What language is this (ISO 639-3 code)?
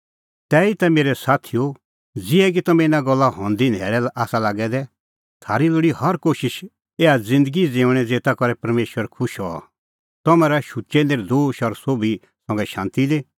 kfx